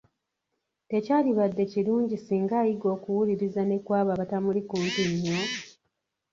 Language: Ganda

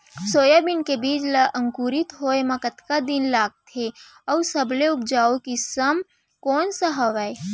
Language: Chhattisgarhi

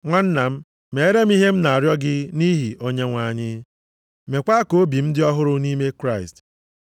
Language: Igbo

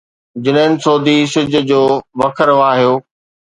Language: Sindhi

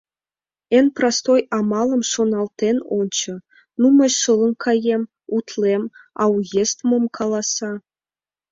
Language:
Mari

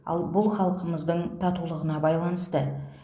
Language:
Kazakh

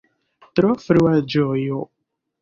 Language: Esperanto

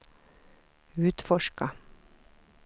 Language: Swedish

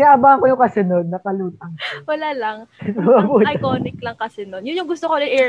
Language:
Filipino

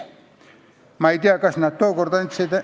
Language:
Estonian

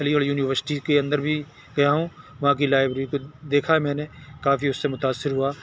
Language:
Urdu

